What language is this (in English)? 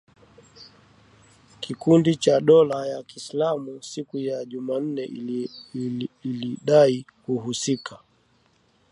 Swahili